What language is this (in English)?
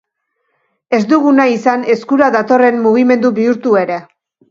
Basque